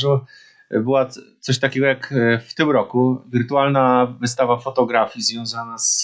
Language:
Polish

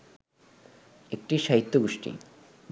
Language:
Bangla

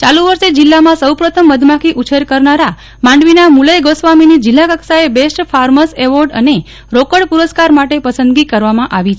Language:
Gujarati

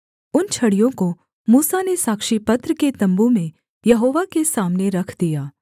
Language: Hindi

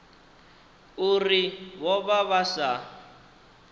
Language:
Venda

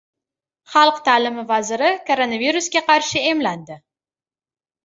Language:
Uzbek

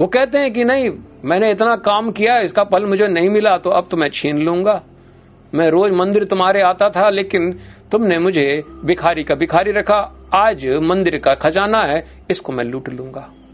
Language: Hindi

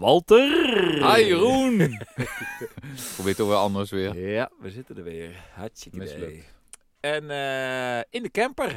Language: Dutch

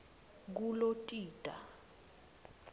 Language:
Swati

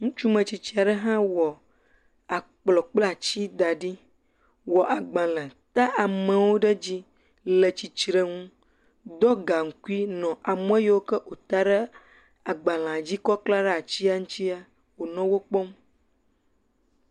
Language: Ewe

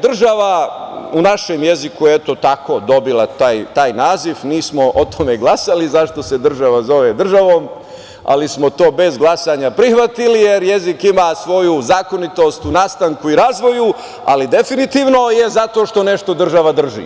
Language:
Serbian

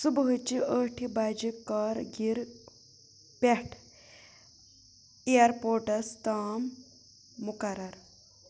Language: Kashmiri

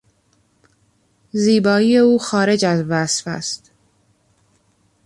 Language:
Persian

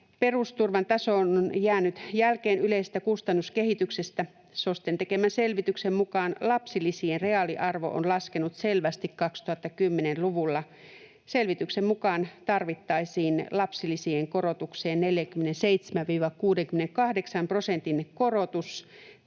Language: Finnish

